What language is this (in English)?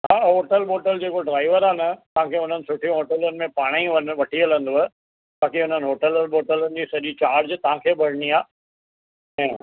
Sindhi